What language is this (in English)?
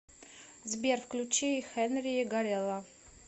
Russian